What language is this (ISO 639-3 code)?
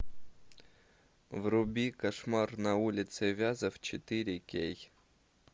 rus